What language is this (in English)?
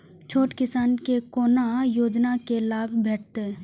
Maithili